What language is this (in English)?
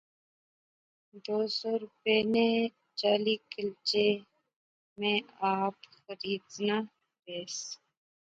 Pahari-Potwari